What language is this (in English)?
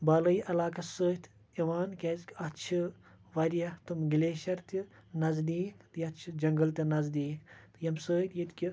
Kashmiri